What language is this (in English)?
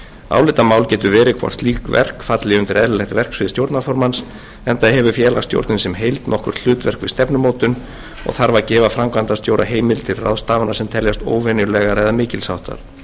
Icelandic